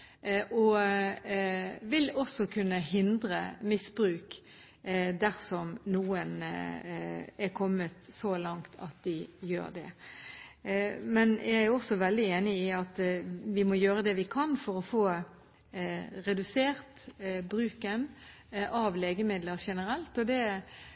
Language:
Norwegian Bokmål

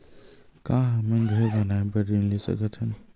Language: Chhattisgarhi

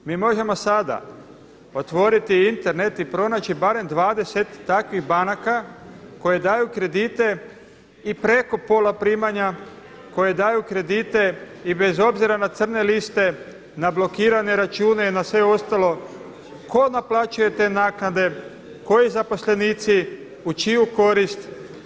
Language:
Croatian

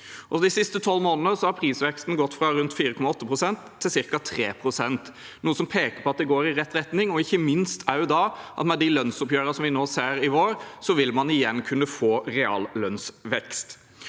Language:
Norwegian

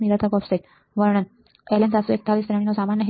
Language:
Gujarati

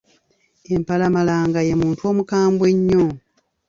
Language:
Ganda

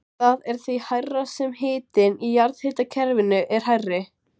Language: Icelandic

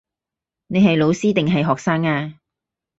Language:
Cantonese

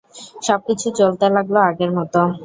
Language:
Bangla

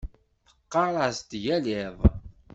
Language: Kabyle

